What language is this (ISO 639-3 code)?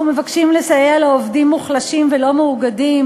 heb